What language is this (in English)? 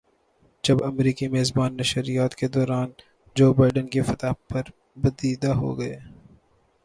Urdu